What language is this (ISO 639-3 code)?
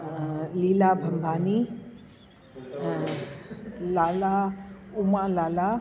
snd